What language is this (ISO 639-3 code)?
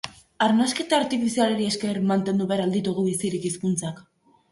eus